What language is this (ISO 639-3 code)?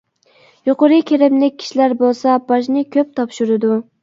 uig